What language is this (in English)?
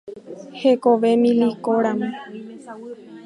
Guarani